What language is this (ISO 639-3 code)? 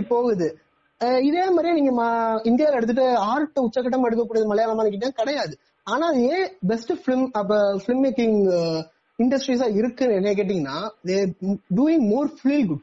tam